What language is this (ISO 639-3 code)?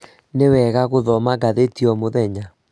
kik